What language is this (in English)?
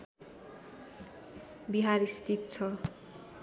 Nepali